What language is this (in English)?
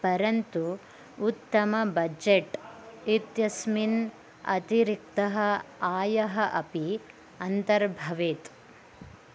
Sanskrit